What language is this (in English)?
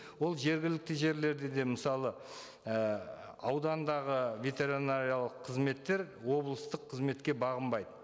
Kazakh